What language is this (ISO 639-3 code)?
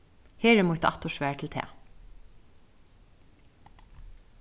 fao